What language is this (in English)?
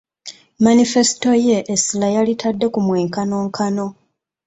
Ganda